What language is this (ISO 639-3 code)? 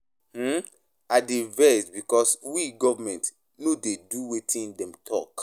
pcm